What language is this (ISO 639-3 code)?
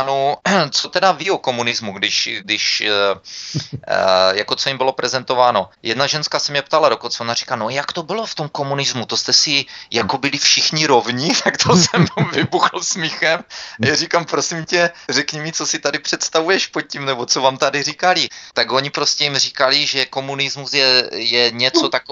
ces